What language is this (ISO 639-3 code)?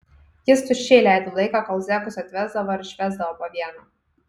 lit